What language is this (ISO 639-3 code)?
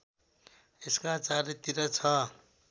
nep